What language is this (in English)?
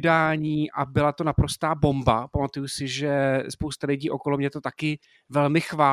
Czech